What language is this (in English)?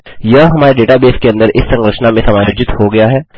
Hindi